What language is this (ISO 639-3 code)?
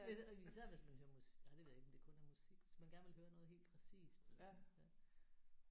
dan